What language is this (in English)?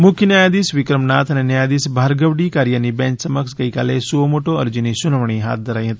Gujarati